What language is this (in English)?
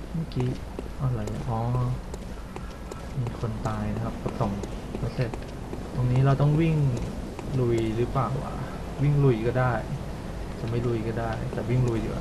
Thai